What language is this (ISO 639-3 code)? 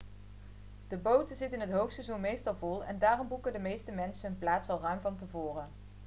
nld